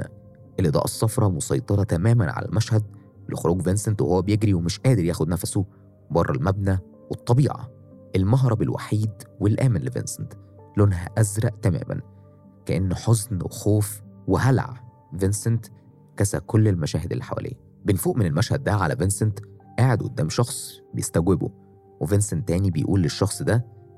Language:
Arabic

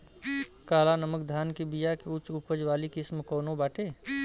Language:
Bhojpuri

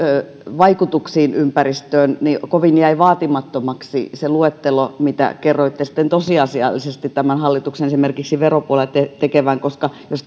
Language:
Finnish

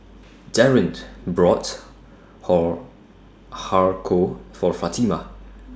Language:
English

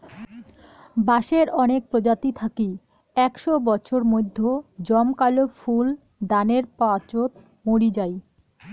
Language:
Bangla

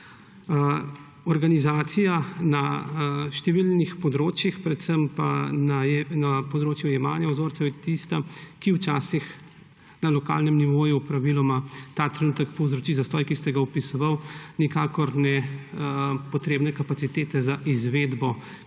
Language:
Slovenian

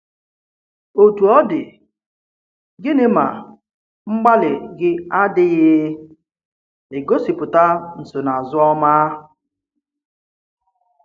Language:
Igbo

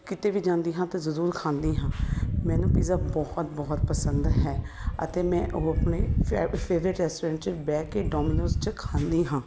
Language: Punjabi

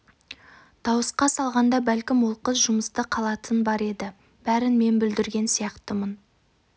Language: Kazakh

